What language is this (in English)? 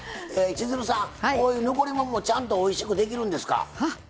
Japanese